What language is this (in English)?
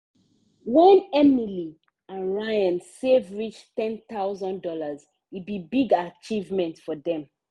Nigerian Pidgin